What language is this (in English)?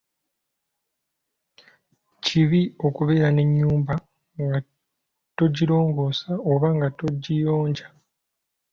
Ganda